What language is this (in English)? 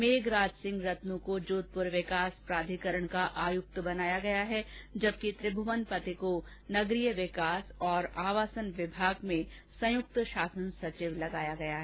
Hindi